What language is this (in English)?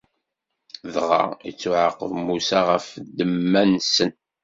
Kabyle